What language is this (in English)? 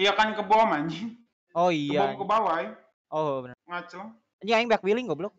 Indonesian